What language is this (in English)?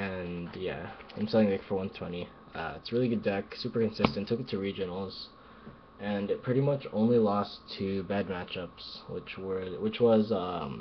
English